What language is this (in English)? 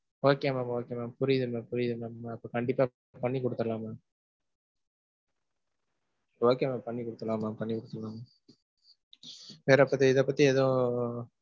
Tamil